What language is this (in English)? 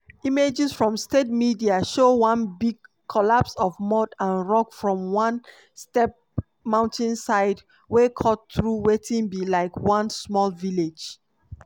Nigerian Pidgin